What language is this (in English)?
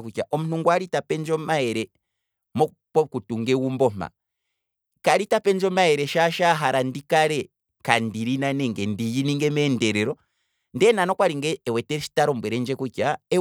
Kwambi